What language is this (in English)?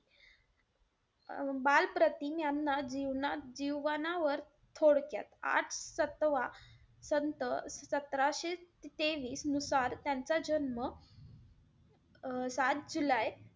Marathi